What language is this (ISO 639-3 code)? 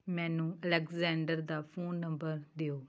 pan